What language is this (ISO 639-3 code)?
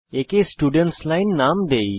ben